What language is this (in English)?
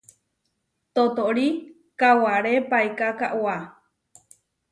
Huarijio